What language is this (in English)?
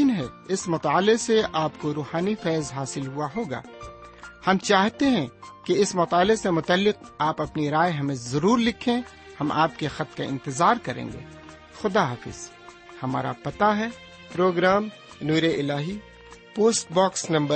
Urdu